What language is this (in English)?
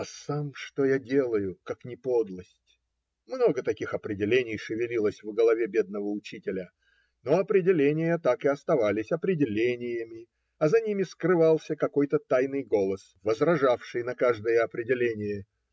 Russian